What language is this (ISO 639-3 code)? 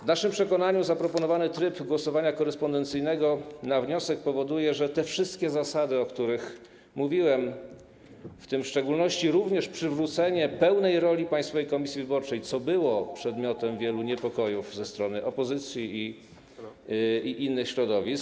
pol